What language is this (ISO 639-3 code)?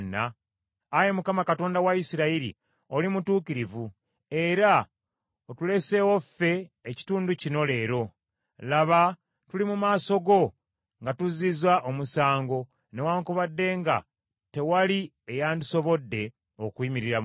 lug